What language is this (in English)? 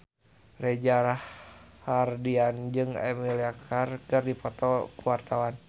Sundanese